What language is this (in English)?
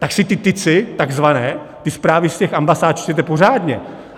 Czech